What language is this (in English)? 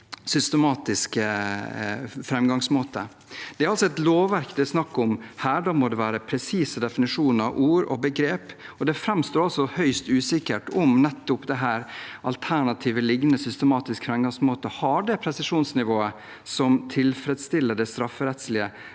Norwegian